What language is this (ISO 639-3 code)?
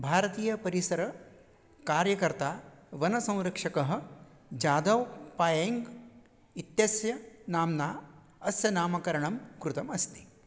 san